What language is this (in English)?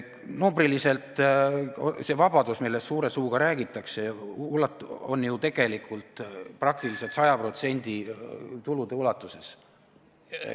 Estonian